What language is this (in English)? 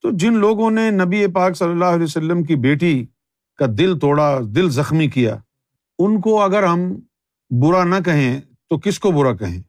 Urdu